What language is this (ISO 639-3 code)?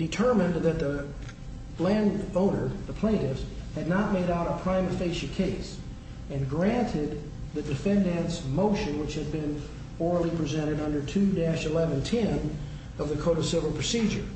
eng